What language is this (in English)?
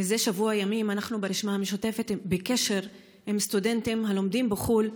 Hebrew